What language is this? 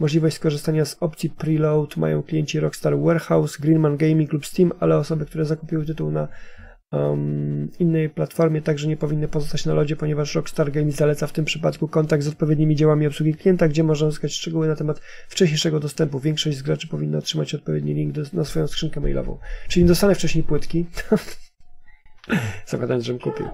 Polish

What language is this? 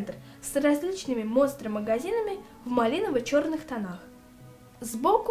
Russian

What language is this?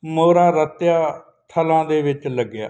Punjabi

